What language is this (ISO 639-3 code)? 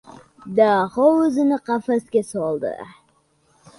uzb